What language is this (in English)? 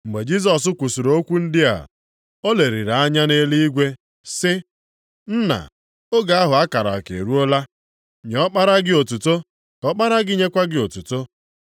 Igbo